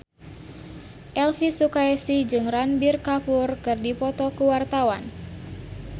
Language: Sundanese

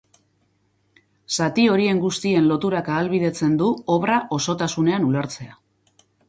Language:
Basque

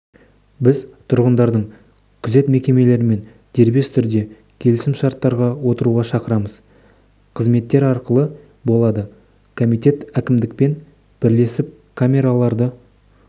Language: Kazakh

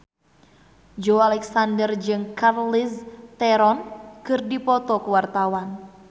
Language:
Sundanese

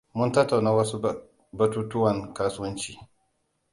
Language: Hausa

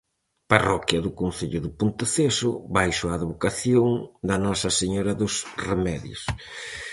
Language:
Galician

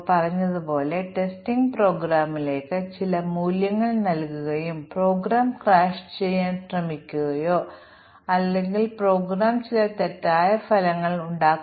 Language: Malayalam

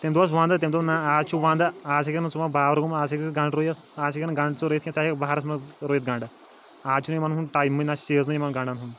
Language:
Kashmiri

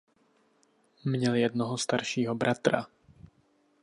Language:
Czech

